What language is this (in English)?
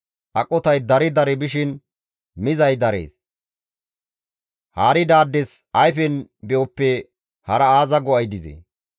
Gamo